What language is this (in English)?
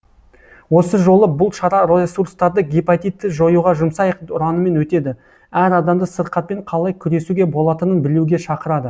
Kazakh